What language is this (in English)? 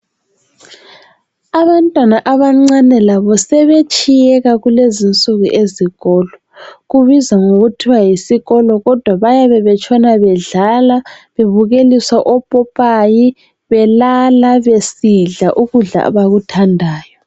North Ndebele